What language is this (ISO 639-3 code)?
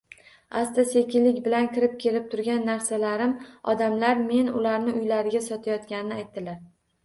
uzb